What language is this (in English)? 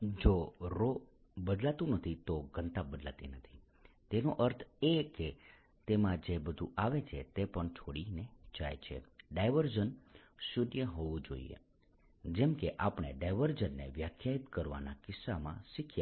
Gujarati